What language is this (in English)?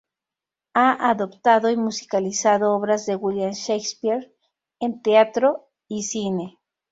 Spanish